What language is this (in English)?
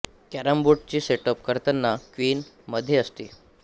Marathi